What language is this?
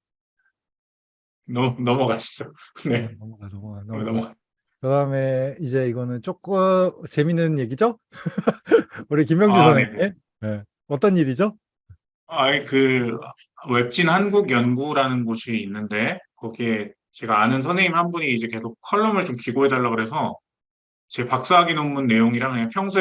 Korean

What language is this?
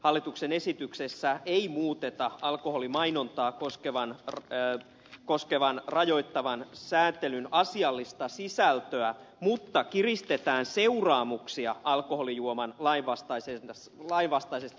Finnish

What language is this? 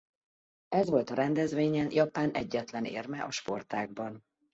Hungarian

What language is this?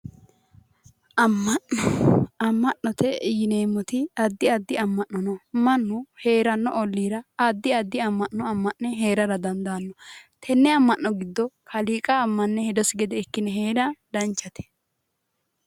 Sidamo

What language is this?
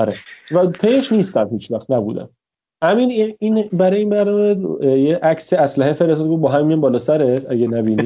Persian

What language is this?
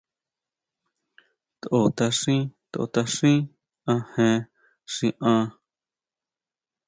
Huautla Mazatec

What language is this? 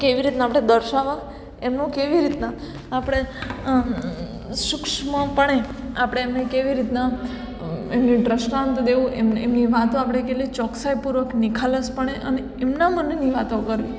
Gujarati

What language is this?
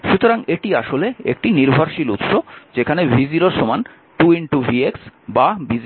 Bangla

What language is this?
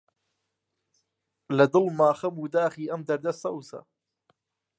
Central Kurdish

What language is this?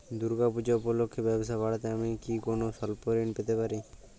Bangla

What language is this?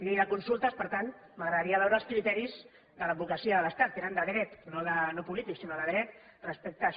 Catalan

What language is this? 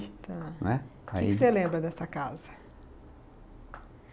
Portuguese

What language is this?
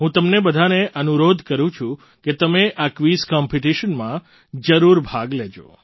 Gujarati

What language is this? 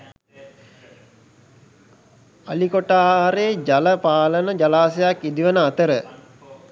Sinhala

